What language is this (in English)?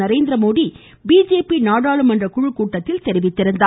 Tamil